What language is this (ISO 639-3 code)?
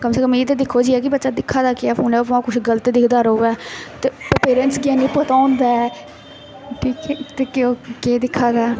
doi